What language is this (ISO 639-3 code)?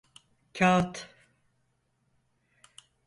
tur